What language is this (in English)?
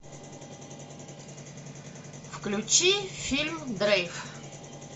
Russian